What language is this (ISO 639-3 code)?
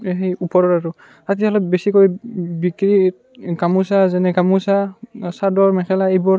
asm